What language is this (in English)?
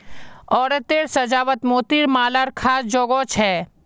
Magahi